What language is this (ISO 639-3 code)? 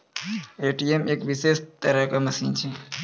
mai